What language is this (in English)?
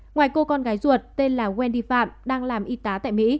Vietnamese